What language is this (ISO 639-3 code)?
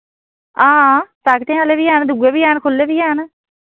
doi